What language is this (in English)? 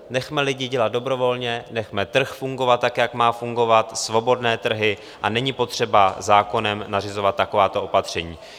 Czech